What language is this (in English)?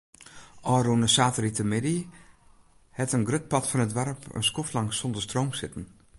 Western Frisian